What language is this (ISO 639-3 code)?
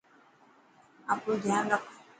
mki